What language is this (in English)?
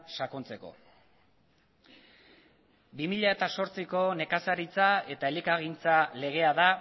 Basque